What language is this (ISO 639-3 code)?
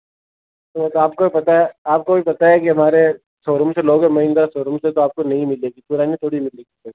hin